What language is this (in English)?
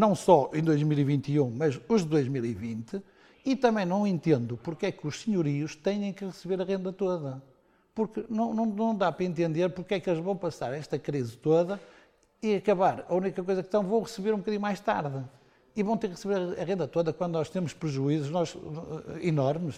Portuguese